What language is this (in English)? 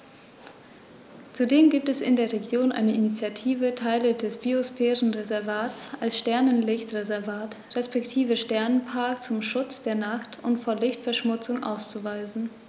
German